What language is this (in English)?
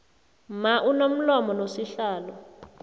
South Ndebele